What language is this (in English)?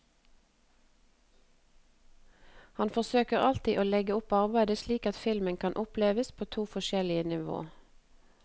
Norwegian